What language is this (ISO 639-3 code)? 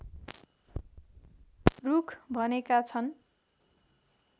nep